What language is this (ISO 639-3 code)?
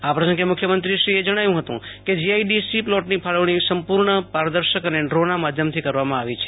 guj